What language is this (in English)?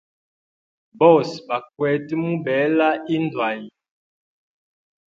Hemba